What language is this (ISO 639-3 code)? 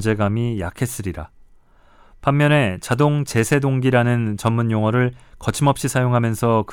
kor